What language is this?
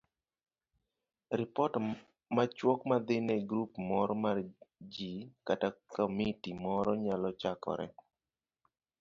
Luo (Kenya and Tanzania)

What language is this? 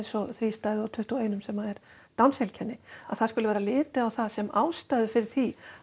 Icelandic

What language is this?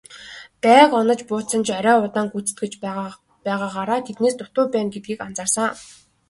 Mongolian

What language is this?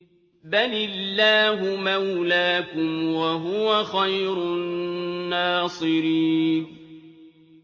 Arabic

